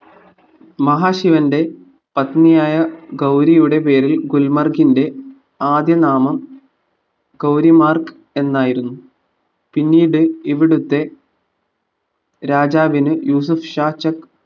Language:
Malayalam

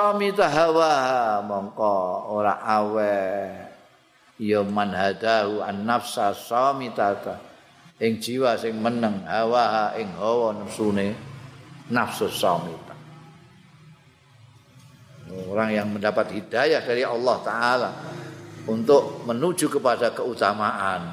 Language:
Indonesian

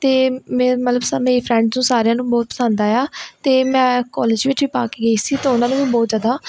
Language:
Punjabi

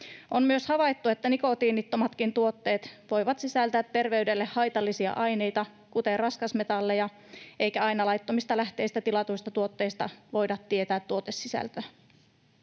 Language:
Finnish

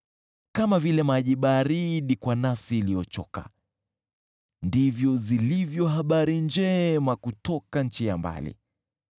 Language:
Swahili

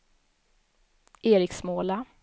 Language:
Swedish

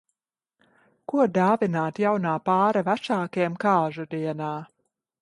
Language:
Latvian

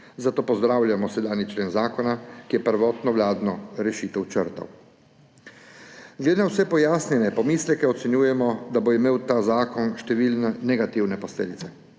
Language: Slovenian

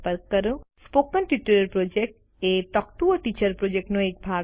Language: Gujarati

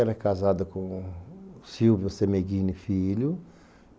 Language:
Portuguese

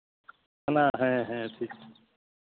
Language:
Santali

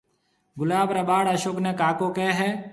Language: Marwari (Pakistan)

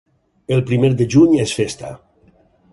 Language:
Catalan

